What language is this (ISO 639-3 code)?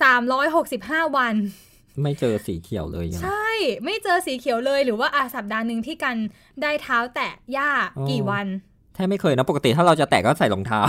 tha